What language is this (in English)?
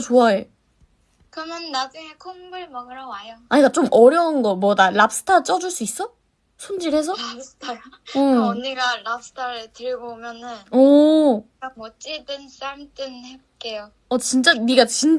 Korean